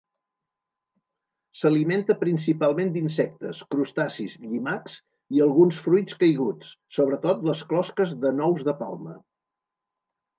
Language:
Catalan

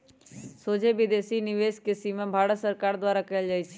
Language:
Magahi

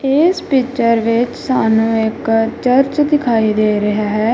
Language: Punjabi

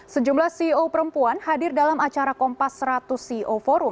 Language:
Indonesian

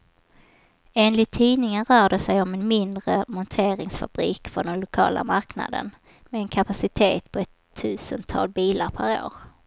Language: Swedish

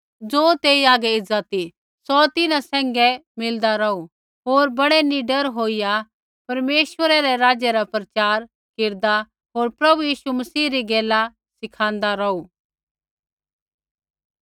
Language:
Kullu Pahari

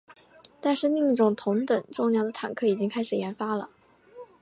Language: Chinese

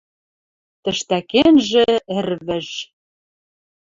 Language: Western Mari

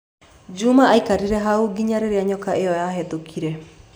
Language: Kikuyu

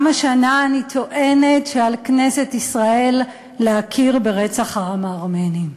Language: Hebrew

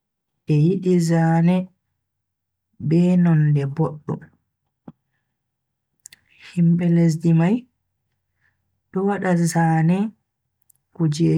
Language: Bagirmi Fulfulde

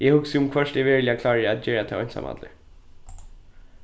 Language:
Faroese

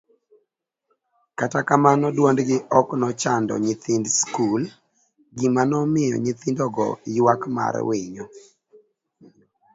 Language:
Luo (Kenya and Tanzania)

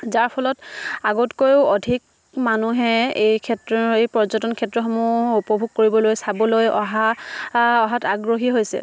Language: Assamese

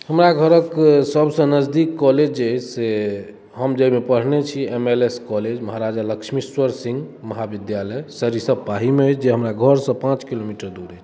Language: Maithili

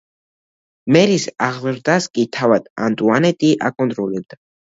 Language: Georgian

